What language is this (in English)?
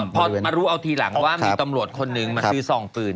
Thai